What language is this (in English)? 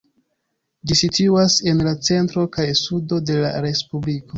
Esperanto